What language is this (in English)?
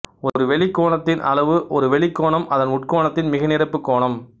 Tamil